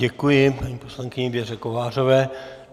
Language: Czech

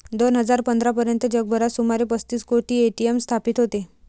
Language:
Marathi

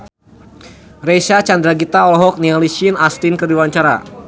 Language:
Sundanese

